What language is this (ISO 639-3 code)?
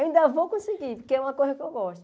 por